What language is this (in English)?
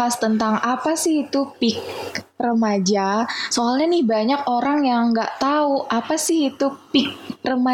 Indonesian